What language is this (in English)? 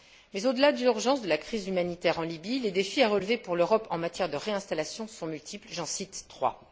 French